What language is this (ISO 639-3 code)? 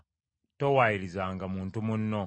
lug